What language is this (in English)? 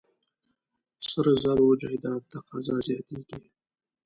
Pashto